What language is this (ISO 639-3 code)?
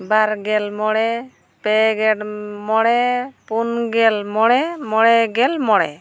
sat